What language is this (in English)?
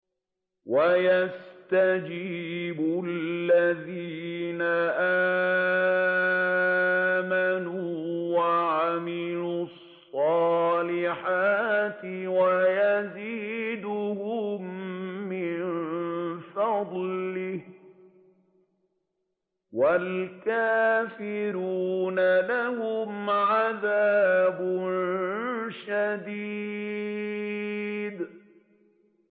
Arabic